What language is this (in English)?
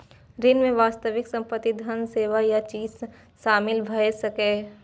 Maithili